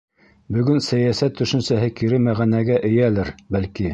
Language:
Bashkir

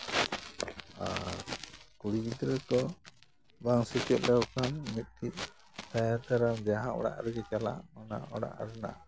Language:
Santali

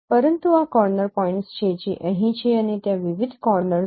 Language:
Gujarati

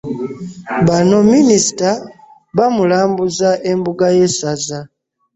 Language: Ganda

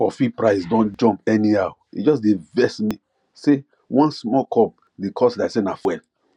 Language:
Nigerian Pidgin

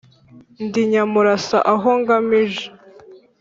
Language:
Kinyarwanda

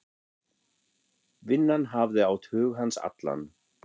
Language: Icelandic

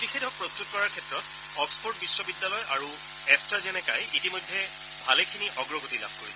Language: Assamese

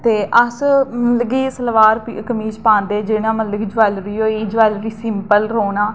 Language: Dogri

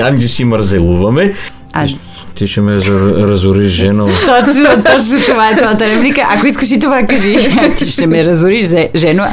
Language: Bulgarian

